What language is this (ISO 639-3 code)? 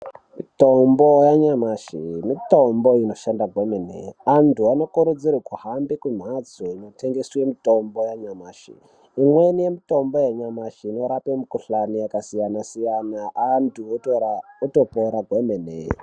ndc